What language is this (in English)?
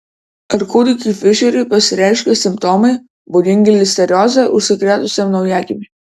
Lithuanian